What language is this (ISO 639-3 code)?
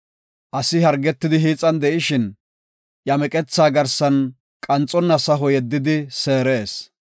gof